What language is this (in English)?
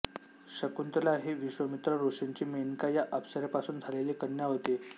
Marathi